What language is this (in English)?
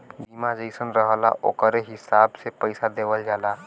Bhojpuri